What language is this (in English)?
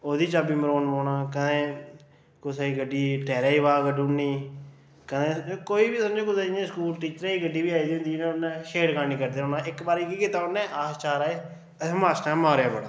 Dogri